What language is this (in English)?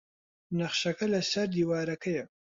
Central Kurdish